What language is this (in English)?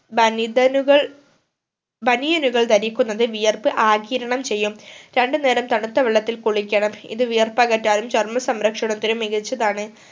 Malayalam